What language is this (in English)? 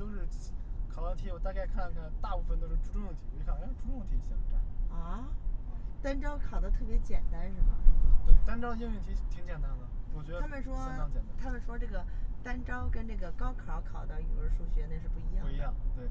Chinese